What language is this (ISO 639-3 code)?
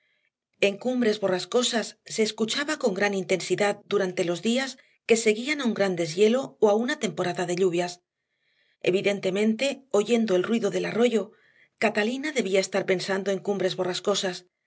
spa